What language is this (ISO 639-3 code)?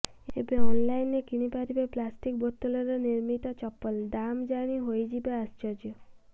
ori